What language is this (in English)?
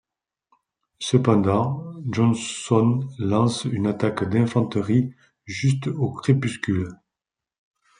French